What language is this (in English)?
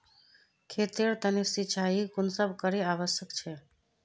Magahi